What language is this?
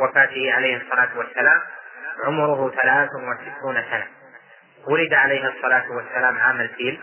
Arabic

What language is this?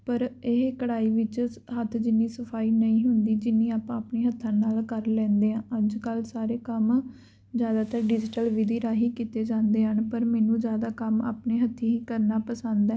Punjabi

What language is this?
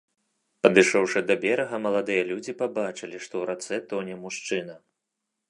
Belarusian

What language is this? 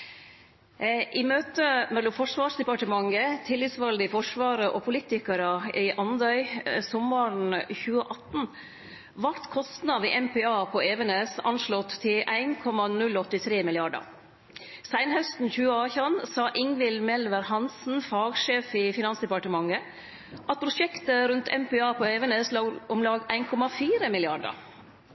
Norwegian Nynorsk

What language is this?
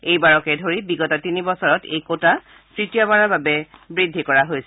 Assamese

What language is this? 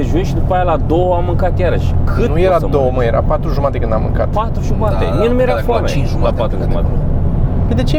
Romanian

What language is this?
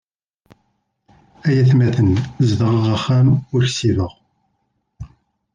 Kabyle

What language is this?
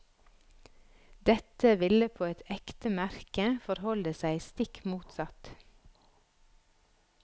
Norwegian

